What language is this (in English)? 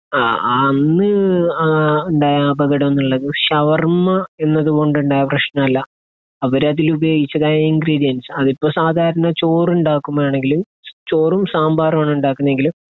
Malayalam